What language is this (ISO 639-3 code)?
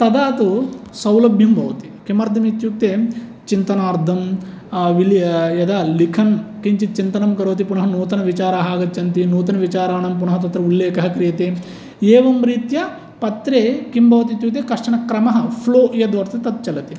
san